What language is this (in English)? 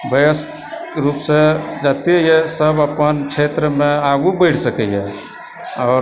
Maithili